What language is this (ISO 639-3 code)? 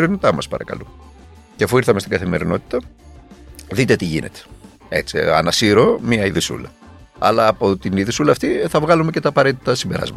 ell